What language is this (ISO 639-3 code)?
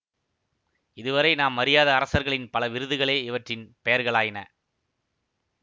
tam